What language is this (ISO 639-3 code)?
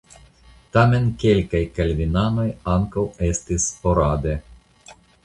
epo